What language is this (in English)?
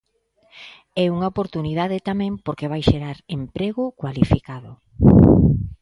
Galician